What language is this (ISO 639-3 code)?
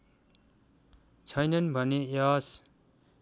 nep